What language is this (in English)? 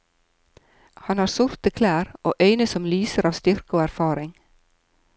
Norwegian